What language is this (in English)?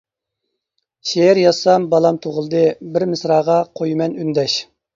Uyghur